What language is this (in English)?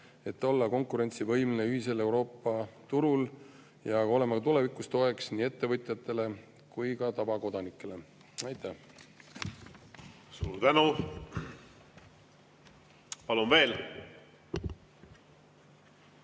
Estonian